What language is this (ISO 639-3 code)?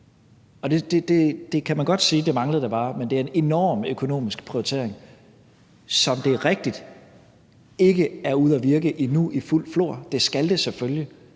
dan